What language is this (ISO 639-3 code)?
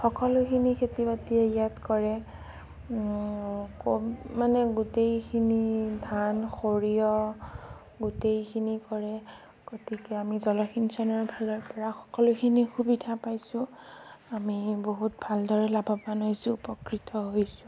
asm